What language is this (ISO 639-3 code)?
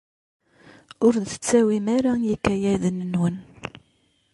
kab